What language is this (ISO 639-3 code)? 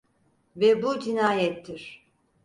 tur